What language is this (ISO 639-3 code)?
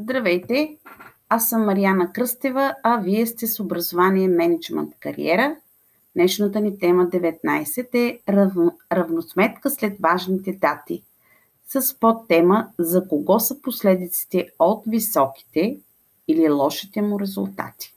bul